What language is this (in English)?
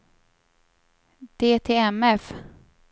Swedish